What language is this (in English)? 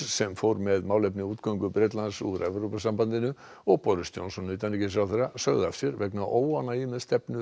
Icelandic